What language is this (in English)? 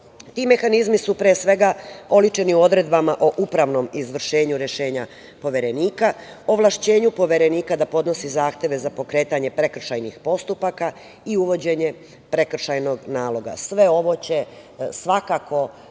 Serbian